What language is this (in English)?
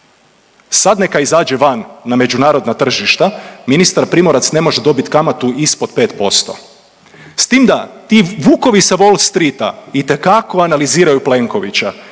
Croatian